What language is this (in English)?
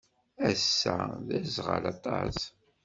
Kabyle